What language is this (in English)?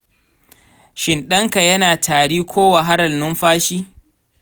Hausa